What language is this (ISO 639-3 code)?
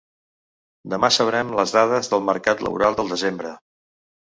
cat